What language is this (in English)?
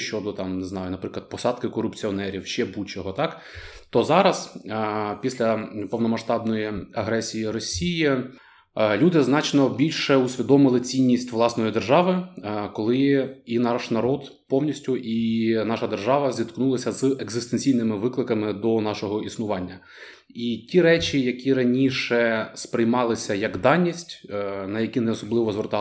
Ukrainian